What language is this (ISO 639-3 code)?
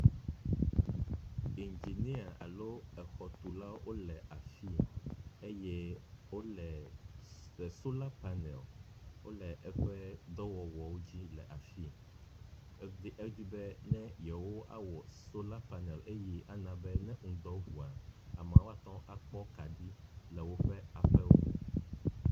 ewe